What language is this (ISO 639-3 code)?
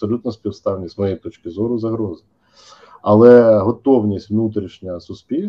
ukr